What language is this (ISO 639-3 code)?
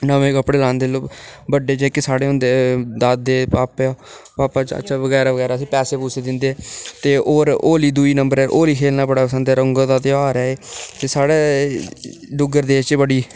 doi